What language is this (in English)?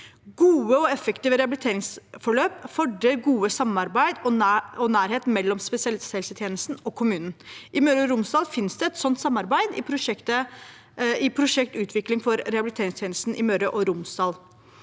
Norwegian